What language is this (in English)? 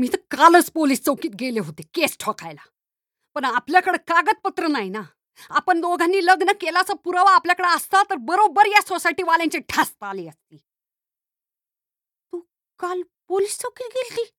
Marathi